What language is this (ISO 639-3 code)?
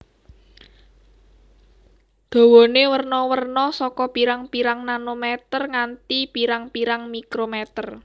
jav